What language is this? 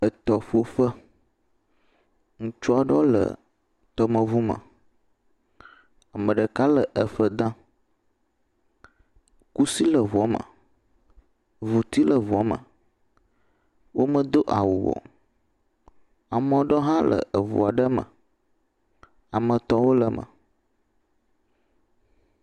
Ewe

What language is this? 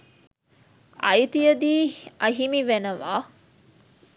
Sinhala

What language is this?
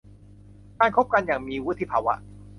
Thai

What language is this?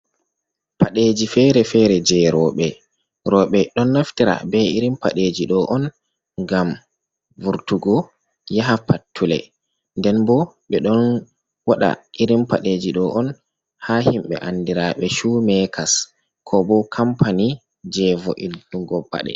Fula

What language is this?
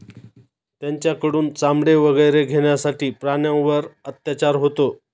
Marathi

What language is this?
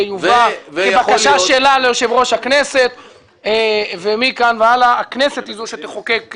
Hebrew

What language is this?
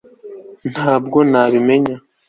Kinyarwanda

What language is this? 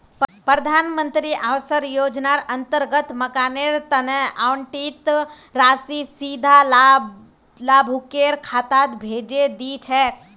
Magahi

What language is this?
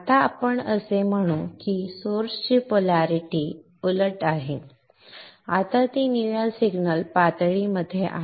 Marathi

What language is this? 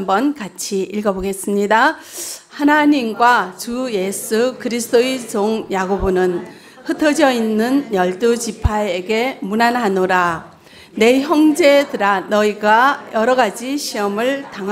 Korean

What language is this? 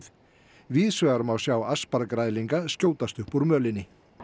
Icelandic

